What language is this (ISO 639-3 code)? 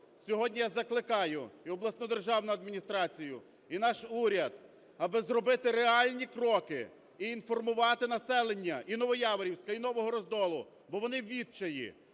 ukr